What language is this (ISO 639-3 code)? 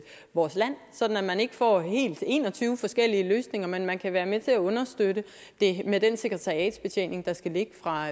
dan